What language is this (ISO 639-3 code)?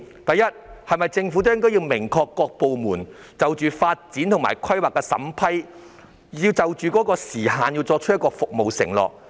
yue